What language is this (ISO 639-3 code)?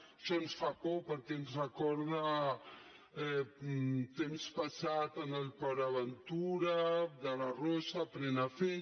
cat